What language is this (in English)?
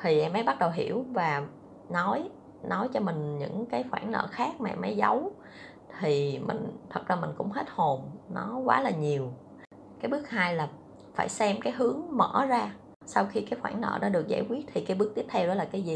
Vietnamese